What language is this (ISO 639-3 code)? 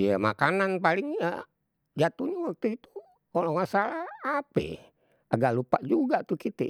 bew